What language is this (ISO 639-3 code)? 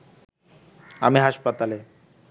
ben